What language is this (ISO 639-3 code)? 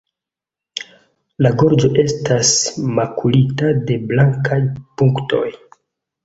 epo